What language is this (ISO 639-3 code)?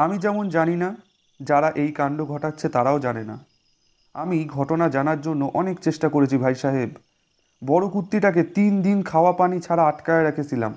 ben